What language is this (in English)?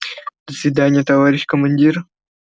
Russian